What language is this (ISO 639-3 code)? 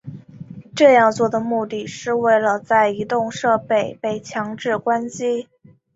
zho